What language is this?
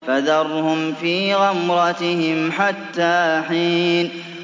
Arabic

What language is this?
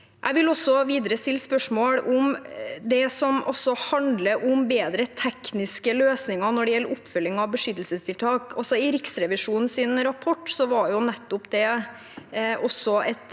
Norwegian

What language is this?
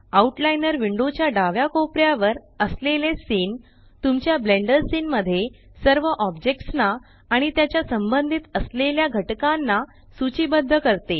Marathi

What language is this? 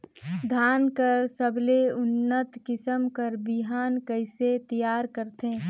Chhattisgarhi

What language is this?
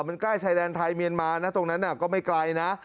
Thai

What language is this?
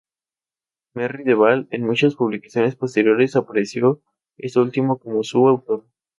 Spanish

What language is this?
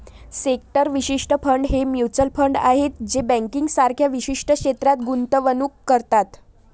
Marathi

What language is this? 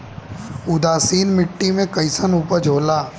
Bhojpuri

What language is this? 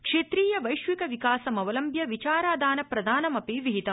Sanskrit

